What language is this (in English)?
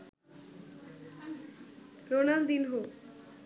Bangla